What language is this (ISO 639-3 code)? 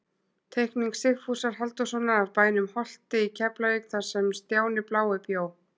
isl